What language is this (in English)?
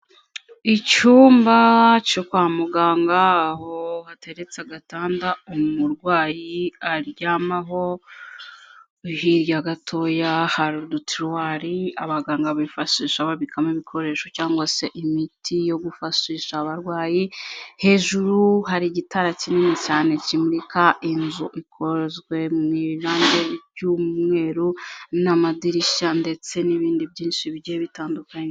Kinyarwanda